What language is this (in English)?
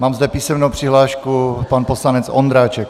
Czech